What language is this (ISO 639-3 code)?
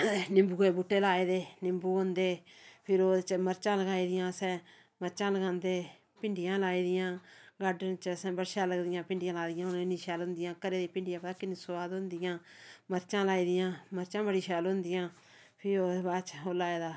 doi